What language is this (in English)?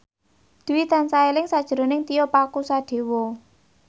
Javanese